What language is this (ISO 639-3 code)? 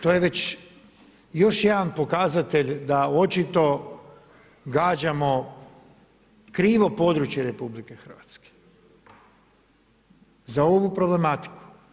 hrv